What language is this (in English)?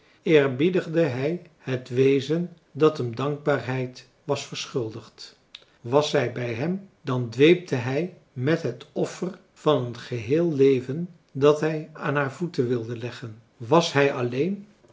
Dutch